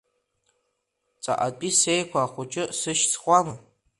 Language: Abkhazian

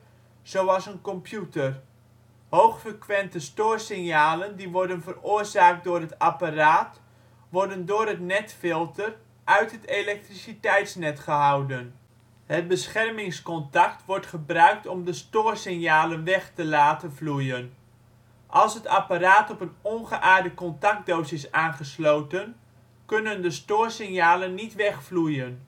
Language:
Dutch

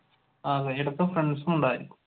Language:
Malayalam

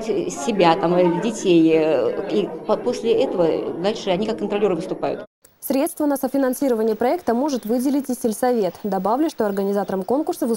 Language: Russian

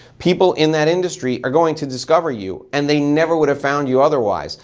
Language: English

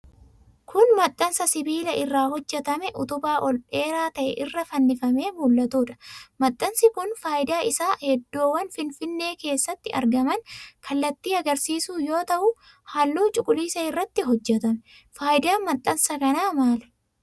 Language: Oromo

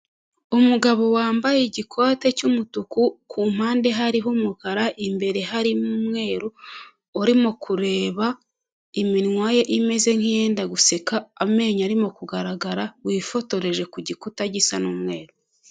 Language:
Kinyarwanda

